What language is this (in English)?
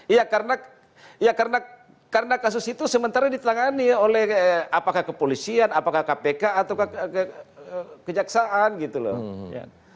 Indonesian